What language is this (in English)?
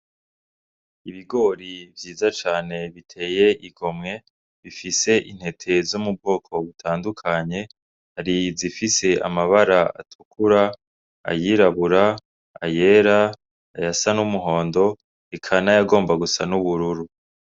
Rundi